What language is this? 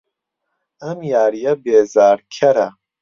Central Kurdish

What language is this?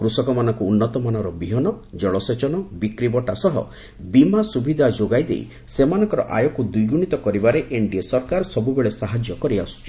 Odia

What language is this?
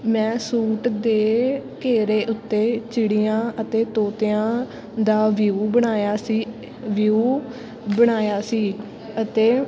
Punjabi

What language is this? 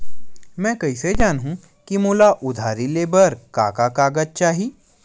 Chhattisgarhi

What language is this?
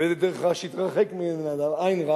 Hebrew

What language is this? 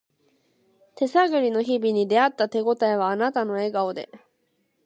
Japanese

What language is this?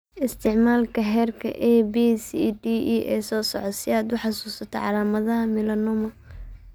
Somali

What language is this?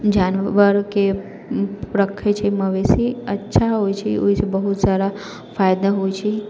Maithili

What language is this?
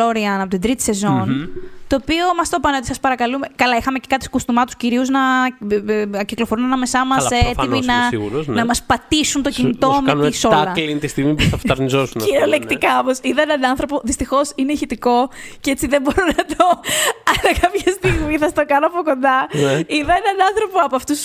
Greek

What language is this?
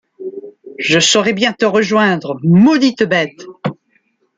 French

